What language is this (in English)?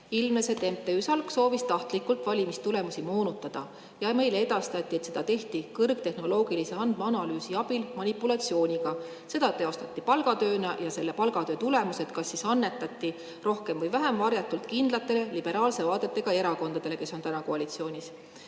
Estonian